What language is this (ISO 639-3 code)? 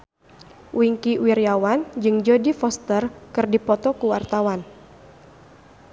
sun